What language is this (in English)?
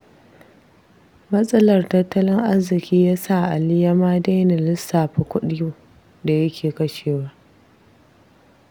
Hausa